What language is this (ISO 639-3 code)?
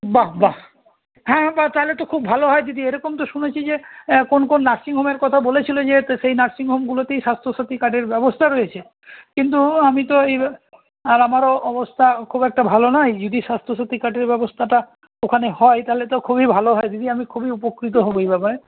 ben